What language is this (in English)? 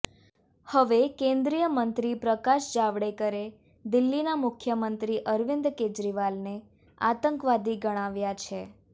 Gujarati